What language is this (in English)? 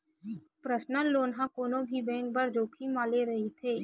Chhattisgarhi